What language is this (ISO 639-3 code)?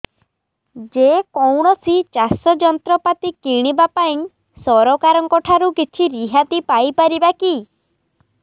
ori